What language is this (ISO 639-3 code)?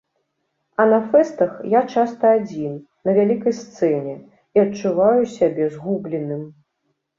bel